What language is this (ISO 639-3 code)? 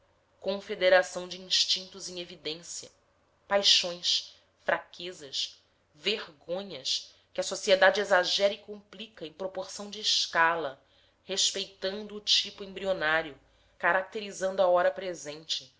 por